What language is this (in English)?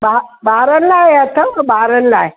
Sindhi